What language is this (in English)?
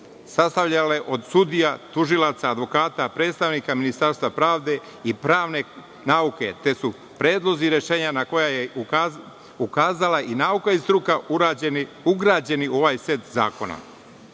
Serbian